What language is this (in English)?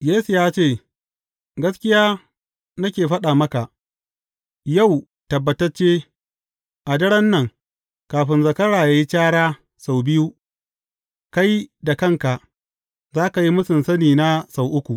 Hausa